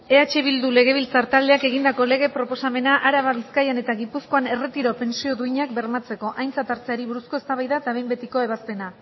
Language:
Basque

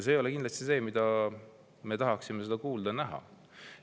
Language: Estonian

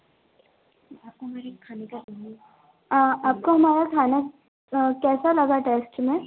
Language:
Hindi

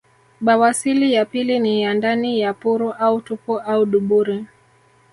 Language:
Swahili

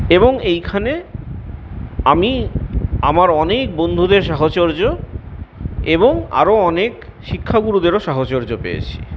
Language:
Bangla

